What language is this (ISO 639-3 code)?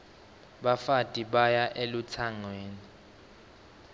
ssw